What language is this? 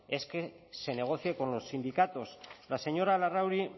Spanish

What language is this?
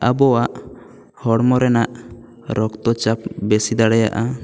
Santali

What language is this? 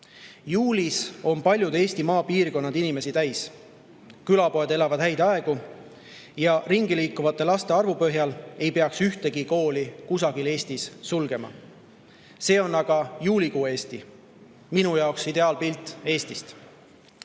Estonian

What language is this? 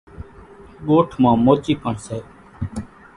Kachi Koli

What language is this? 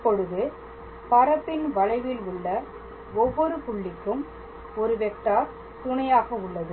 Tamil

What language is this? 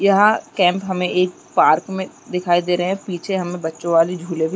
Chhattisgarhi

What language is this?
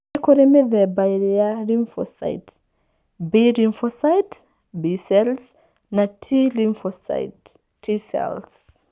Kikuyu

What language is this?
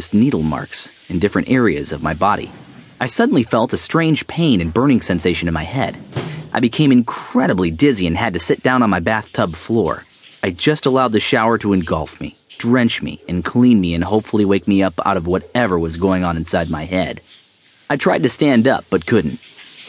English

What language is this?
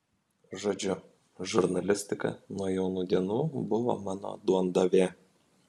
Lithuanian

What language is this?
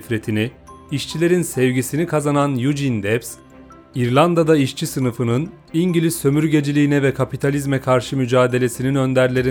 Turkish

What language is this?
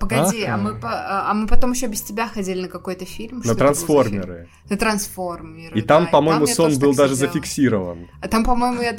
Russian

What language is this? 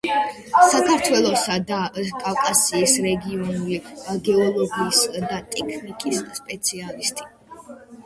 Georgian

